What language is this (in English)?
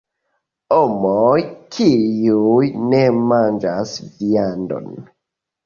Esperanto